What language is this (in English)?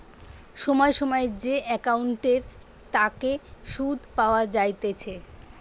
Bangla